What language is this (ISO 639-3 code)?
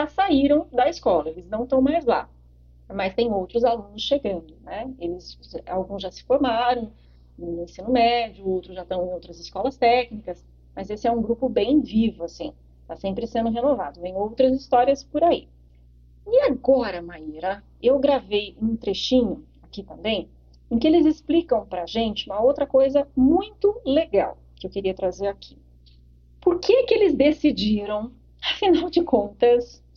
por